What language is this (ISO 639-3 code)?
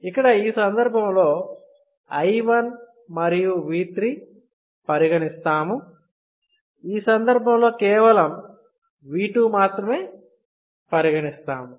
tel